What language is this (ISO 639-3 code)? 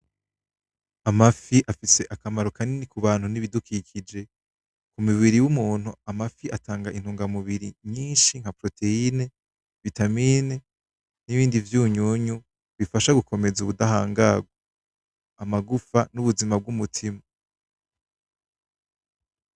run